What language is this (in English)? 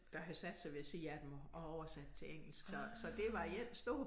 Danish